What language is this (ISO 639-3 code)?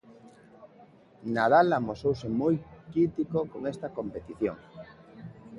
glg